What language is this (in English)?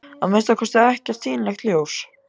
Icelandic